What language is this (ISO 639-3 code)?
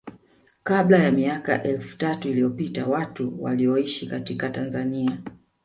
swa